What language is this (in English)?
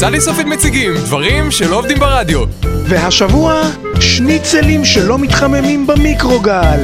Hebrew